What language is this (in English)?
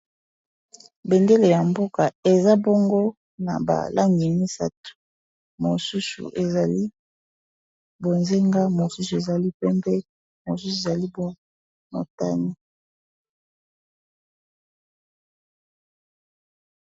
Lingala